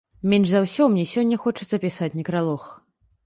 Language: Belarusian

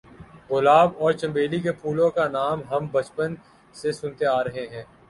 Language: Urdu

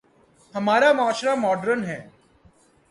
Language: Urdu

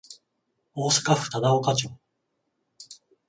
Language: Japanese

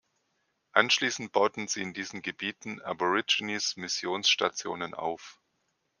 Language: German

